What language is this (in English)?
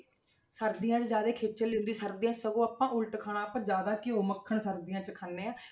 Punjabi